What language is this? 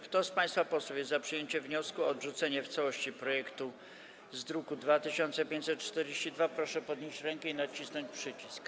Polish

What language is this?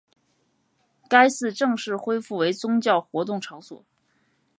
Chinese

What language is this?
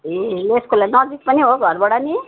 Nepali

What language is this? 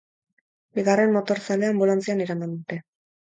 Basque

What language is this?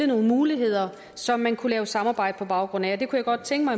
Danish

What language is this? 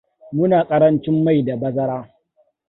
Hausa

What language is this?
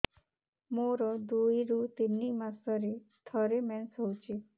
Odia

